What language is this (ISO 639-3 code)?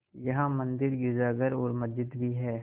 hin